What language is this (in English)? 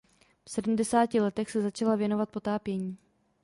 Czech